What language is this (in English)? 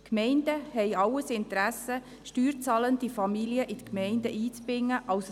Swiss German